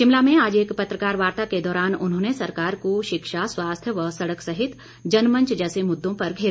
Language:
Hindi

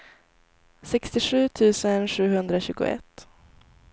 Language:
Swedish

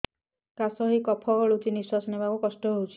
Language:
Odia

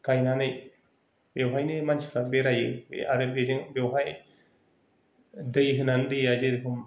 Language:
Bodo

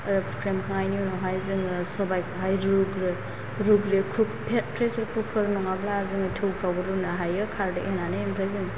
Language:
Bodo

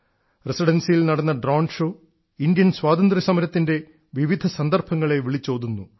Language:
Malayalam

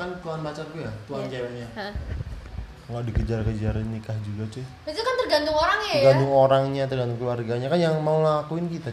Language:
Indonesian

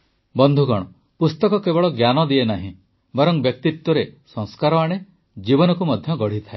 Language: Odia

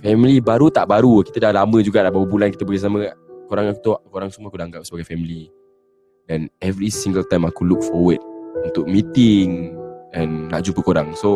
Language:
Malay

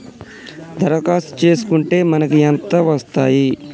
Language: Telugu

